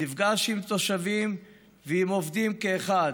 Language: Hebrew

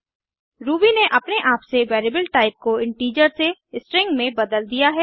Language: Hindi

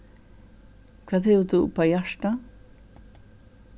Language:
Faroese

